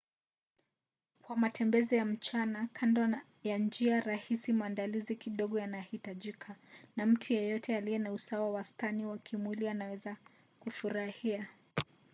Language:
Swahili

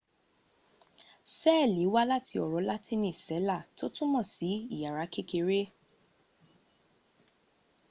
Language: Yoruba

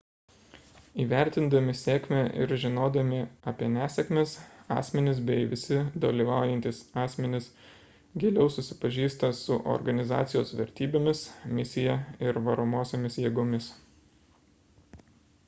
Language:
Lithuanian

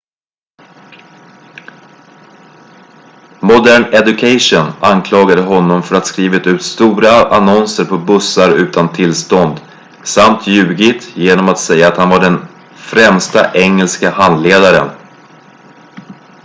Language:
Swedish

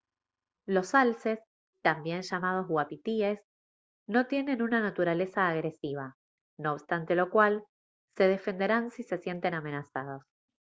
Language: Spanish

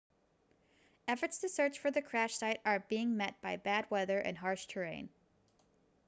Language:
English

